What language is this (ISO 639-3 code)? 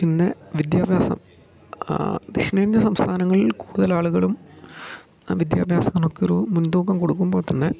mal